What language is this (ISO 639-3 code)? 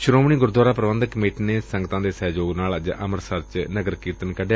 pan